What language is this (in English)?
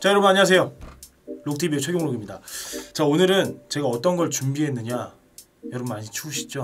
Korean